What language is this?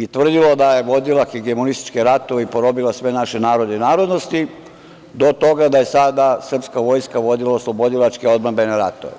Serbian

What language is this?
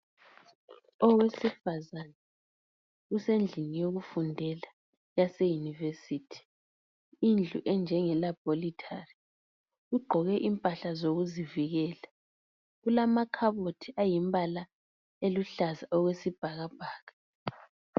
North Ndebele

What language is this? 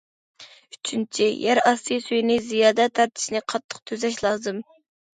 Uyghur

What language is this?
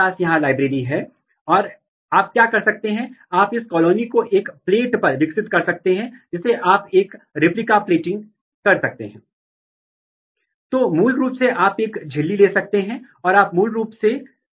Hindi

